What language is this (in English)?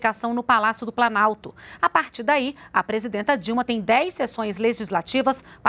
Portuguese